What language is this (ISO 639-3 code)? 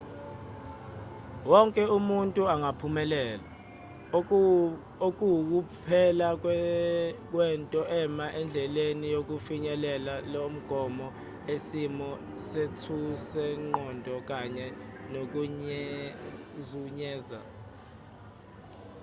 zul